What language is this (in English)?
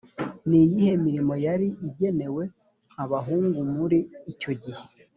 Kinyarwanda